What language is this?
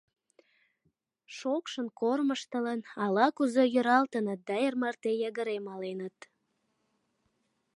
Mari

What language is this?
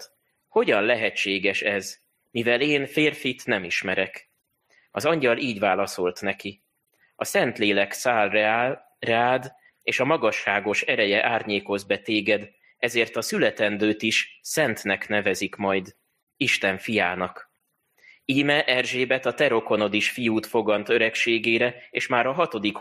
Hungarian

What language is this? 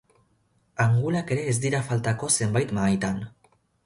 Basque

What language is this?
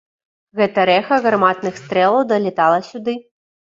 Belarusian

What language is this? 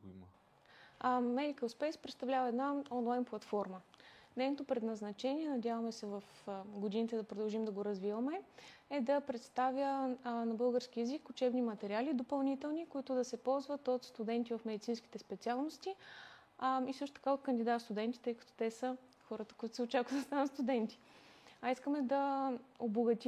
Bulgarian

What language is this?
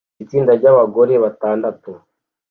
Kinyarwanda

